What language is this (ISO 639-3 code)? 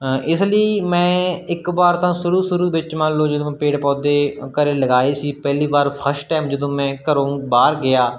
pan